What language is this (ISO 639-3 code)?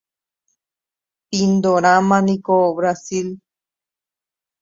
grn